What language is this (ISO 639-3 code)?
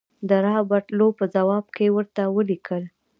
pus